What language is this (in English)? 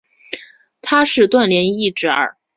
Chinese